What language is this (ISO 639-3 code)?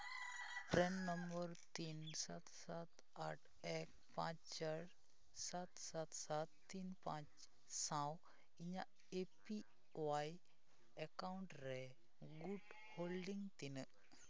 sat